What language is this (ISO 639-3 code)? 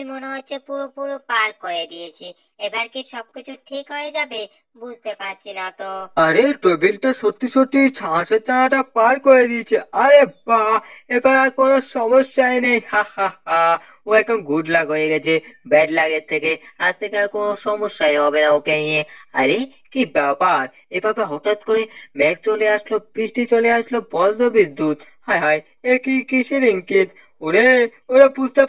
ron